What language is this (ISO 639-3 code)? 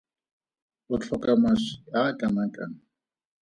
tsn